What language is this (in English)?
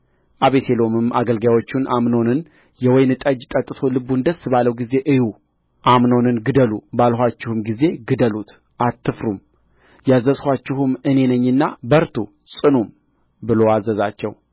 Amharic